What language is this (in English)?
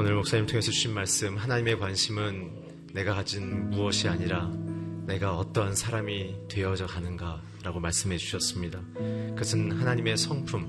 Korean